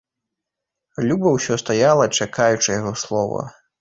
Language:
Belarusian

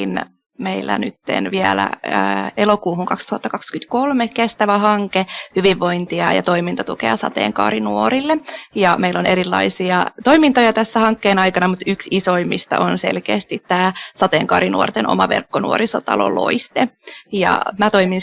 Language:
Finnish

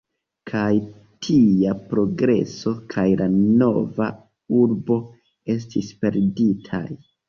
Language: Esperanto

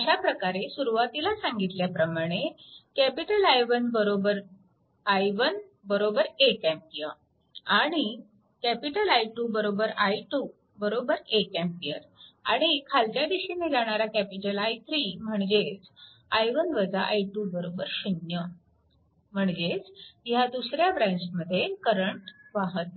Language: Marathi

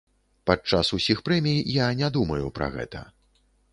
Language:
Belarusian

